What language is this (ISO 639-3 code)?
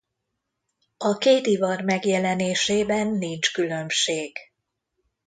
hun